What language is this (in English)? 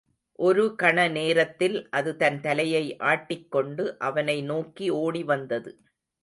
Tamil